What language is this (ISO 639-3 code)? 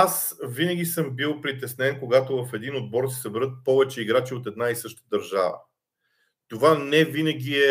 bul